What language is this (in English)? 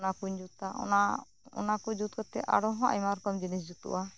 Santali